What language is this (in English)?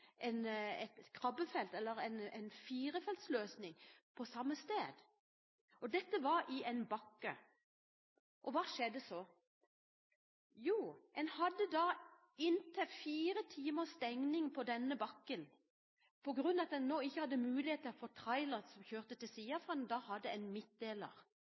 Norwegian Bokmål